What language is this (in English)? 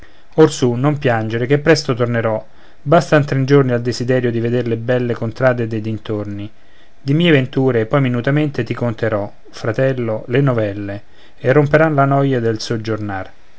Italian